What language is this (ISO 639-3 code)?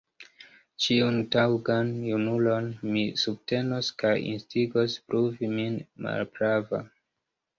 epo